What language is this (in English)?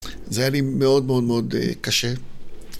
Hebrew